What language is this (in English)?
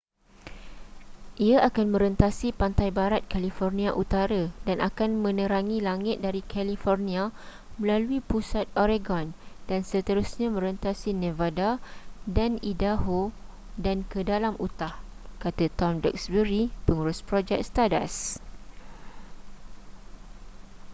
Malay